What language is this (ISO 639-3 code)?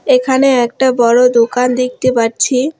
ben